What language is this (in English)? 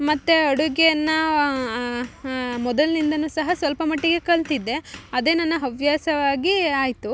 Kannada